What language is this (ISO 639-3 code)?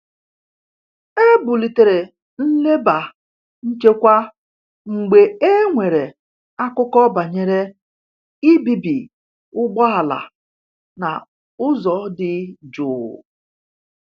ibo